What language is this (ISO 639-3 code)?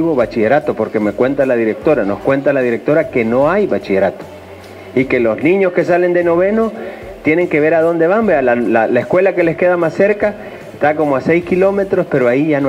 spa